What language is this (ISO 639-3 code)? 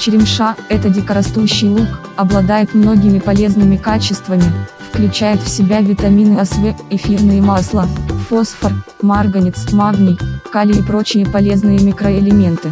rus